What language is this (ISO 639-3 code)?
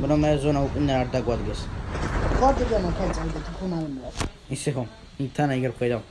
kat